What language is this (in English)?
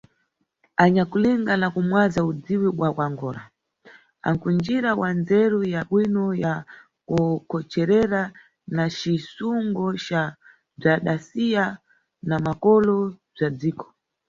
Nyungwe